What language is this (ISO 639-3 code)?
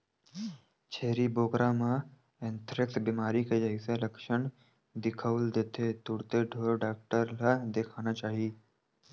hne